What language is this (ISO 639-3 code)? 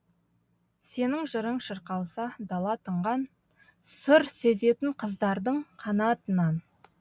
kaz